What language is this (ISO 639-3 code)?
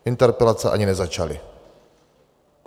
ces